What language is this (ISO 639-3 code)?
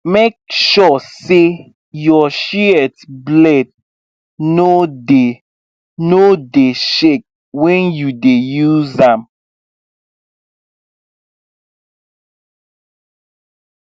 pcm